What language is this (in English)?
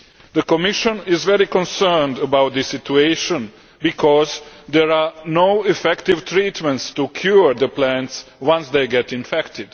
English